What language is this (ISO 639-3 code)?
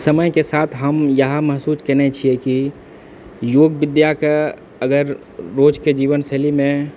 mai